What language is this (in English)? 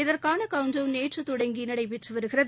Tamil